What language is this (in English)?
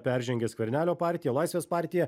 Lithuanian